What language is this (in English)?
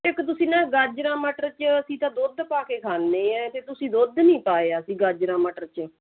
Punjabi